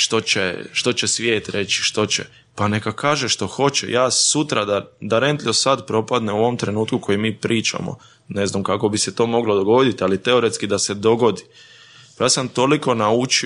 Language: Croatian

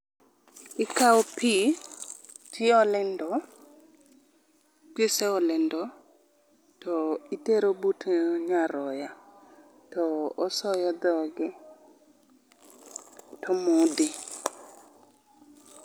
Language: Luo (Kenya and Tanzania)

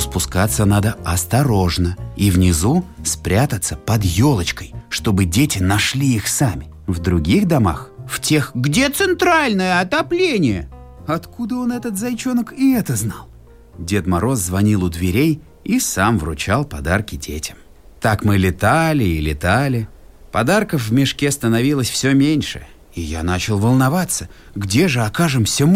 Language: Russian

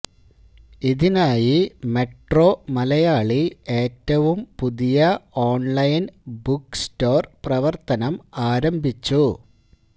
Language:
Malayalam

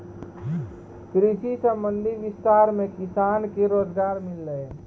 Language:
Maithili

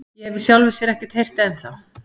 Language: Icelandic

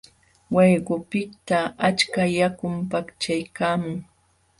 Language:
Jauja Wanca Quechua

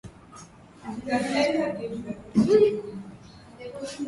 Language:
Swahili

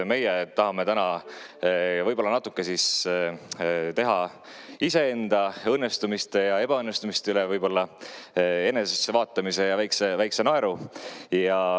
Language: Estonian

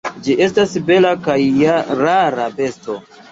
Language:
Esperanto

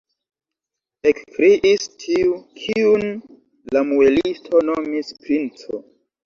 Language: Esperanto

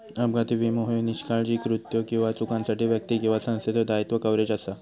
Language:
Marathi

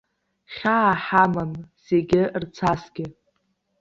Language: Abkhazian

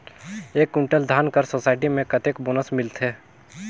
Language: Chhattisgarhi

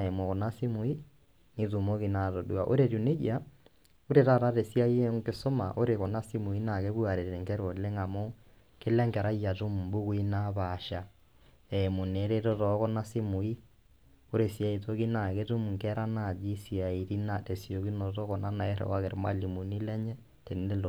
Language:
Masai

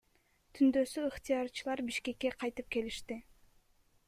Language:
Kyrgyz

